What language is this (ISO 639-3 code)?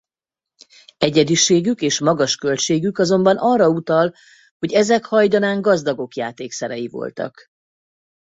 hun